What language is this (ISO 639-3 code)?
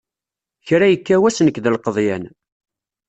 kab